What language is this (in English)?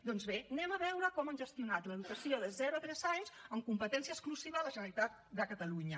Catalan